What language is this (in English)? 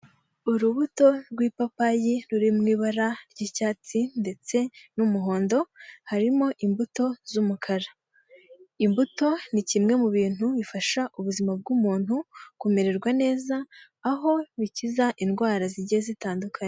Kinyarwanda